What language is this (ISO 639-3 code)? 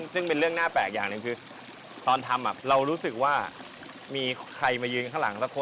tha